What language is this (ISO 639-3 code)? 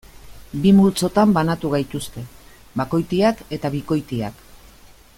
eus